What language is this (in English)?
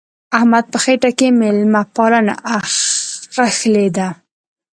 Pashto